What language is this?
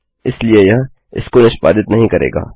Hindi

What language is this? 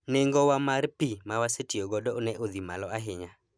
Luo (Kenya and Tanzania)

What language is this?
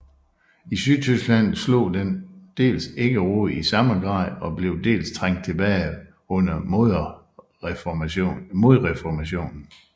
Danish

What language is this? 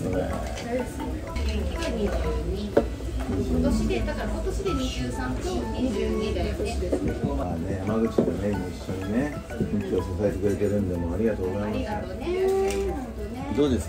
Japanese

